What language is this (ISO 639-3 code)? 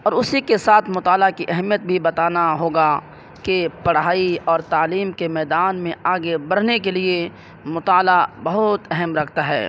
urd